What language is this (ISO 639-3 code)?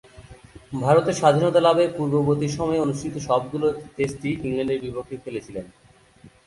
ben